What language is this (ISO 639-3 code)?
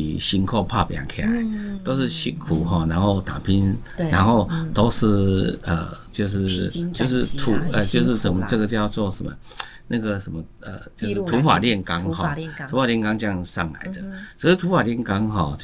zho